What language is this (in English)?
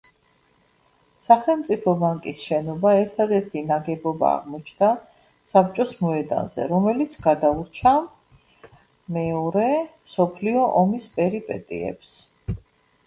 Georgian